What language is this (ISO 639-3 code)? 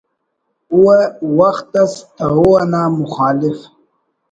brh